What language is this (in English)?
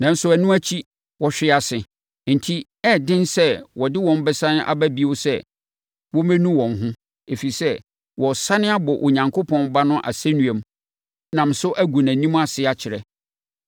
Akan